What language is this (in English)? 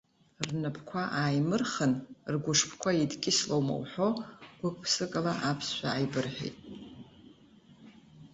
Abkhazian